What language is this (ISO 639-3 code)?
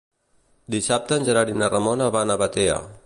cat